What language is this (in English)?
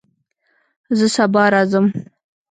Pashto